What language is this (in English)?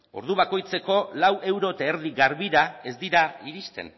Basque